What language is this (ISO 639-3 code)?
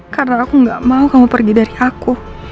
ind